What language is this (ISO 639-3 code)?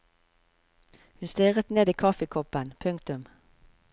nor